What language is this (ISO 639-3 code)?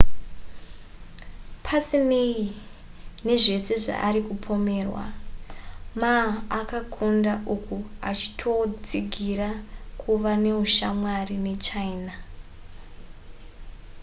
sna